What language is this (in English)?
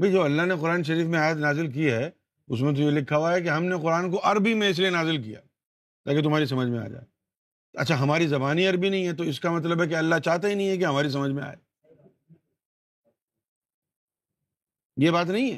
Urdu